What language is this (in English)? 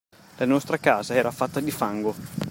Italian